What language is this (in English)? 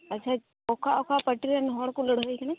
Santali